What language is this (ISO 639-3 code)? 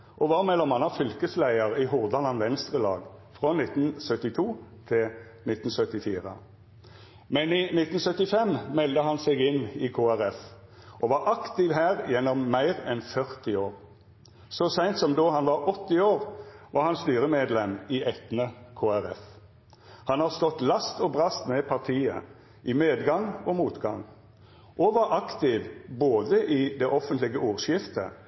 nno